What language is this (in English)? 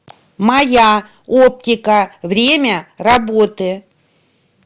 Russian